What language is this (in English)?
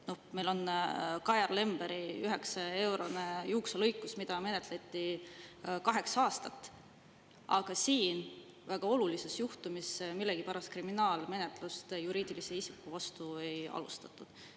Estonian